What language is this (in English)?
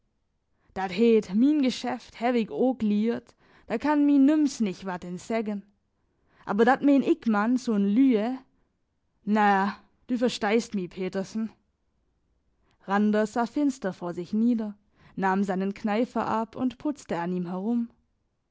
German